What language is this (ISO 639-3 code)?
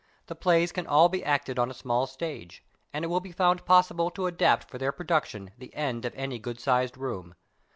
eng